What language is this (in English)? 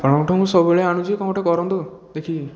Odia